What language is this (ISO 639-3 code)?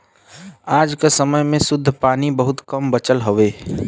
bho